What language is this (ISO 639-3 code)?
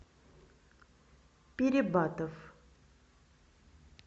rus